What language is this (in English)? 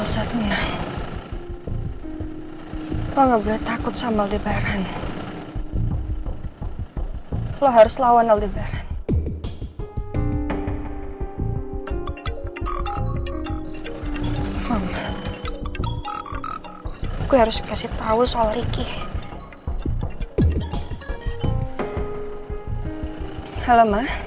Indonesian